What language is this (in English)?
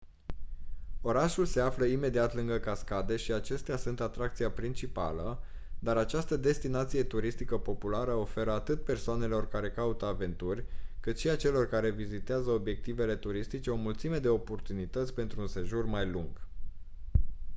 Romanian